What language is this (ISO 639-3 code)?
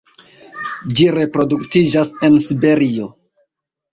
epo